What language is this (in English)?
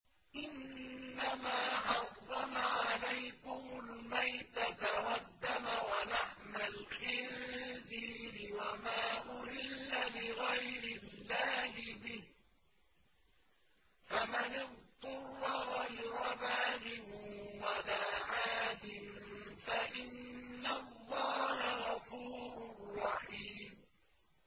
Arabic